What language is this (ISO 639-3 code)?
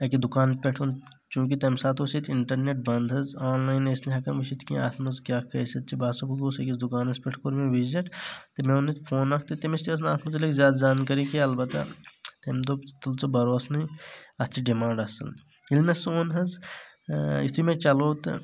kas